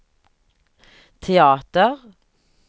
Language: Swedish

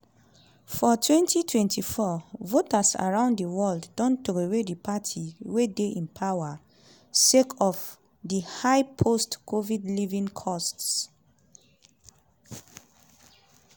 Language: Nigerian Pidgin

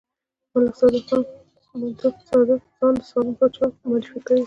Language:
Pashto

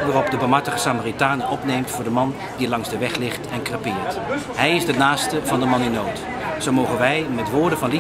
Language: Dutch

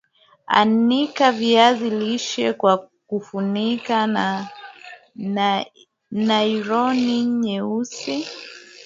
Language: Swahili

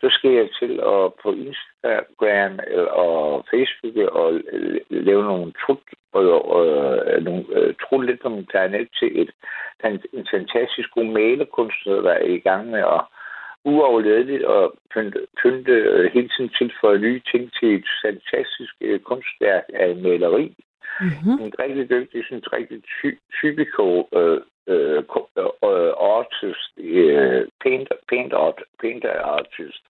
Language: Danish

